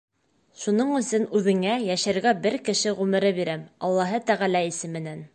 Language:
Bashkir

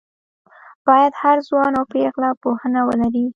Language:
Pashto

